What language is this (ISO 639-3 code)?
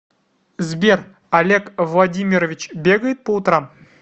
rus